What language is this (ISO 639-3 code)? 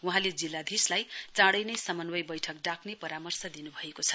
nep